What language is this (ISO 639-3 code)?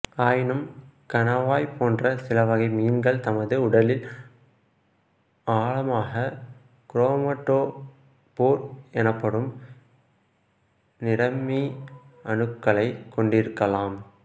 tam